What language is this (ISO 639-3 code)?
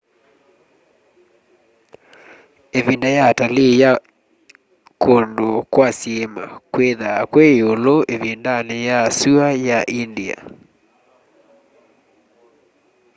kam